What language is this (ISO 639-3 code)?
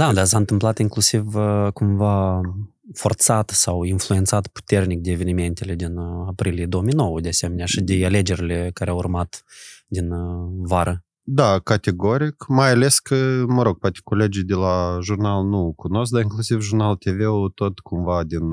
ron